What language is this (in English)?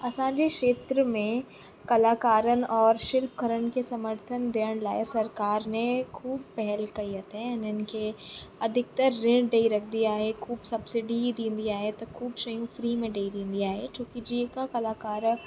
Sindhi